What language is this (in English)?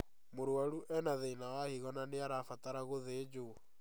Kikuyu